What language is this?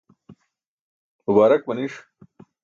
Burushaski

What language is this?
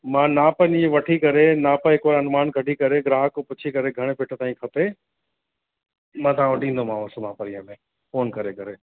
Sindhi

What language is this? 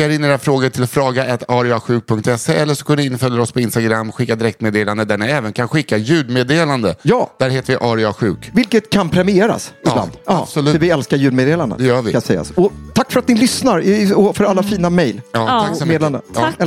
Swedish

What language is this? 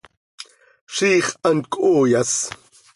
Seri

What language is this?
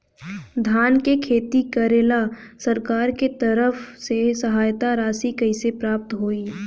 Bhojpuri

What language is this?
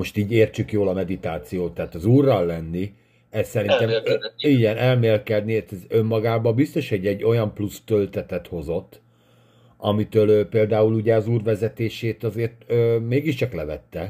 Hungarian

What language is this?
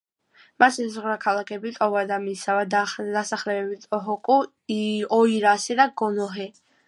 Georgian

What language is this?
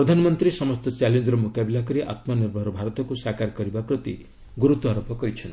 Odia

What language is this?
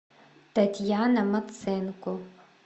Russian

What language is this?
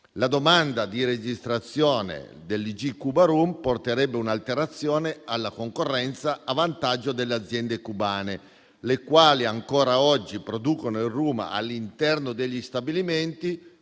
Italian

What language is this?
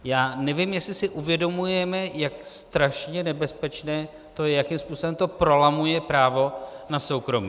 Czech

